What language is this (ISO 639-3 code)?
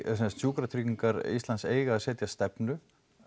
isl